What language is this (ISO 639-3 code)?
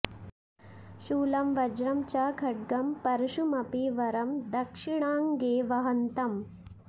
san